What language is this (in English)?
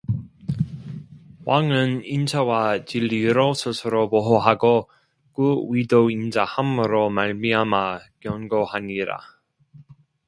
Korean